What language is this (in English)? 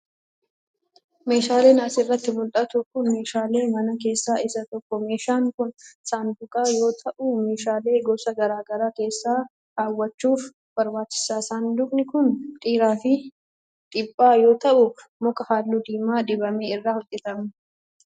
Oromo